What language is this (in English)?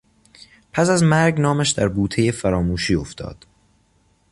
Persian